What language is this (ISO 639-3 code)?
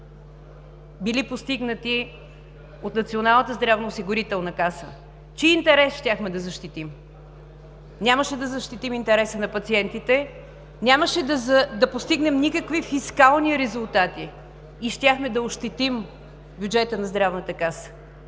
bul